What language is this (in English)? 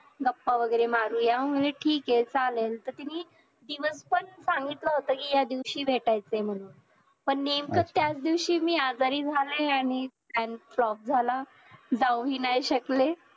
Marathi